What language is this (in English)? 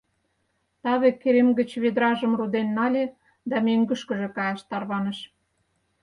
Mari